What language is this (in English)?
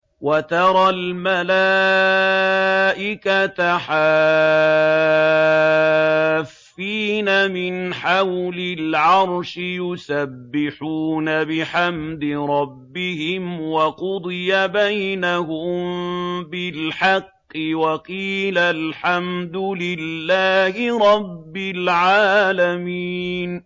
Arabic